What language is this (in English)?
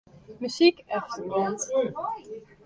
Western Frisian